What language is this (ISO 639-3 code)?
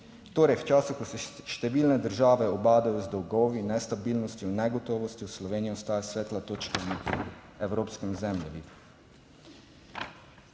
slv